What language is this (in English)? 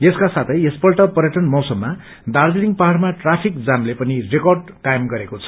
Nepali